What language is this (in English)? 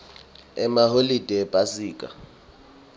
Swati